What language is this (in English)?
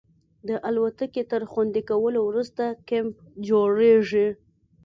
Pashto